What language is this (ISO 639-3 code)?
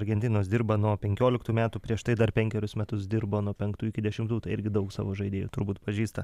lit